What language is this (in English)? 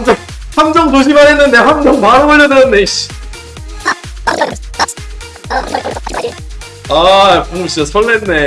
Korean